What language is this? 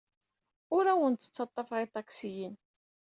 Kabyle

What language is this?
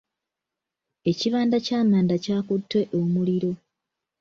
Ganda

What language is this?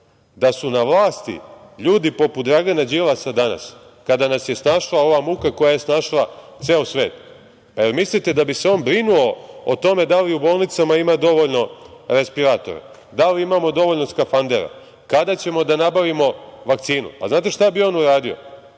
Serbian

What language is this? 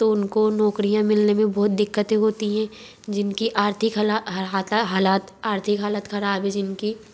Hindi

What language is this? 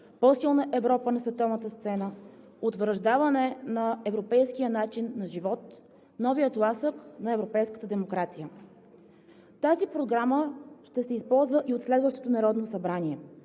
Bulgarian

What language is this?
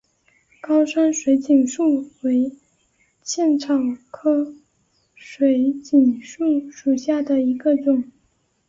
Chinese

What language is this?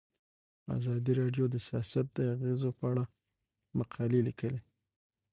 Pashto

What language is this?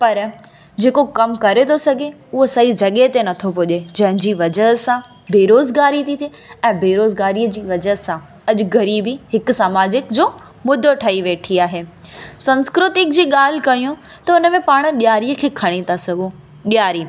Sindhi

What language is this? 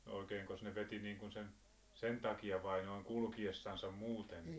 Finnish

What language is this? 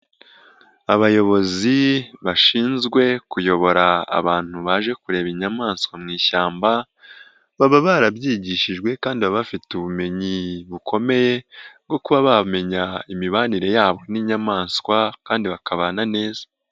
Kinyarwanda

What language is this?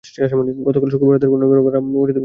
Bangla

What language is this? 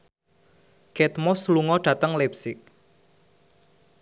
Javanese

